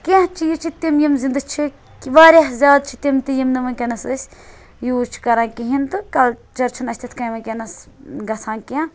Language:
Kashmiri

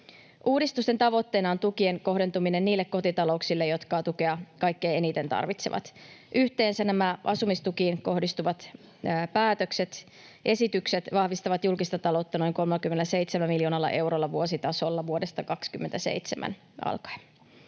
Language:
Finnish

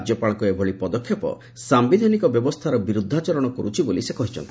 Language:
Odia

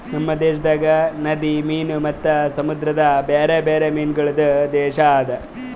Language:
Kannada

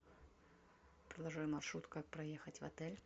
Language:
Russian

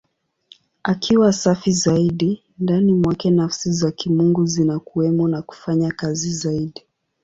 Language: Swahili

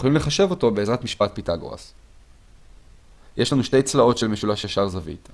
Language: Hebrew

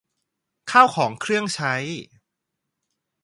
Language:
Thai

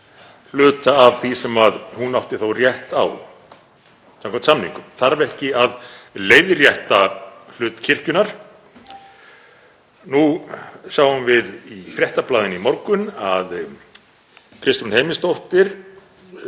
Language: Icelandic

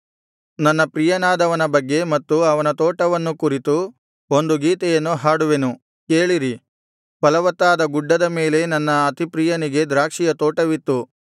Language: Kannada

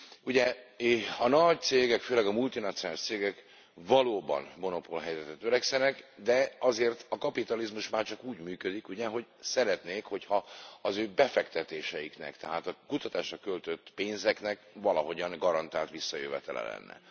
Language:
Hungarian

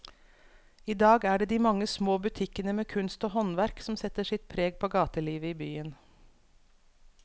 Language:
Norwegian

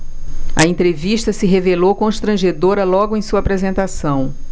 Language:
Portuguese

